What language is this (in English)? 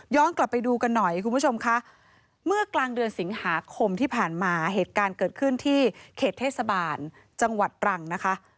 Thai